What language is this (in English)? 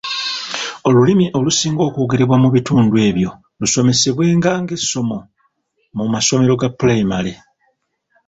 Ganda